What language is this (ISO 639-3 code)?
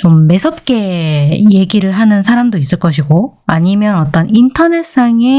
kor